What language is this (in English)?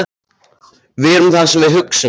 Icelandic